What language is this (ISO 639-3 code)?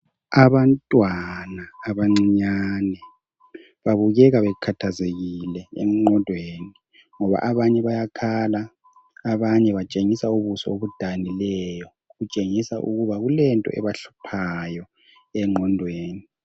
nde